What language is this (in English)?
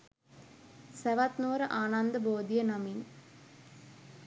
Sinhala